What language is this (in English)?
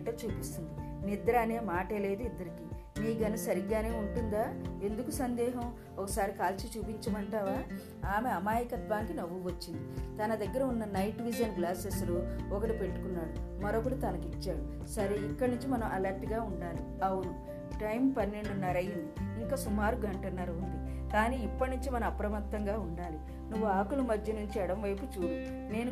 Telugu